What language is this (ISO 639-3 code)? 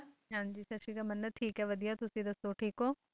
pan